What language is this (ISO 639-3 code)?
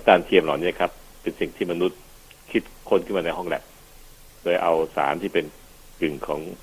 tha